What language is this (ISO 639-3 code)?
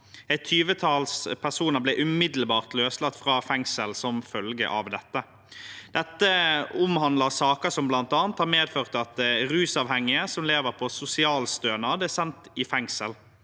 nor